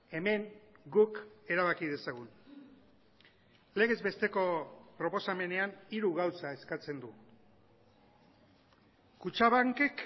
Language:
Basque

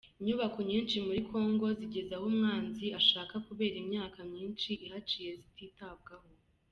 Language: Kinyarwanda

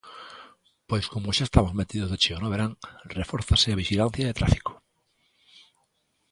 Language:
Galician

